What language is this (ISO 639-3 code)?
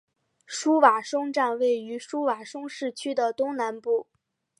zho